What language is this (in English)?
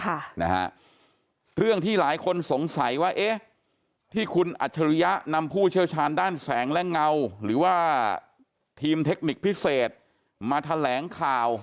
Thai